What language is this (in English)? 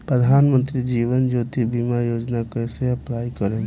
Bhojpuri